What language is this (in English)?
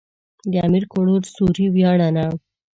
Pashto